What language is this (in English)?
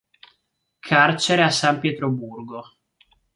Italian